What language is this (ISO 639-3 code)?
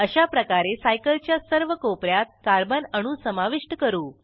mar